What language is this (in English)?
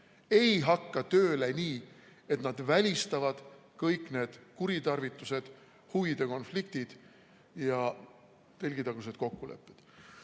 Estonian